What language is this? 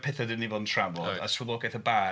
Welsh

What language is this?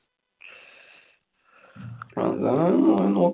Malayalam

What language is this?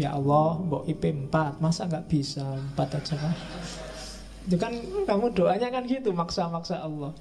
Indonesian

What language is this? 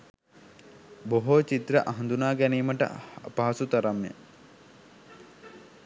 Sinhala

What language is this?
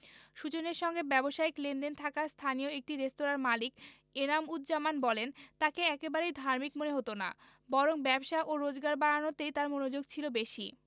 Bangla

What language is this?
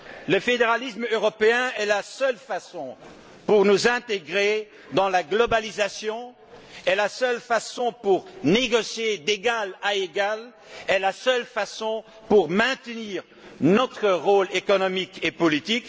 French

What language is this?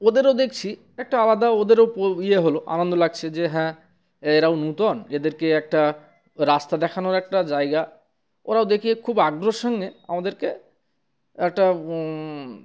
Bangla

